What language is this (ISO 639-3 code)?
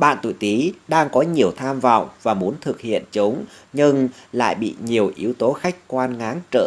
vie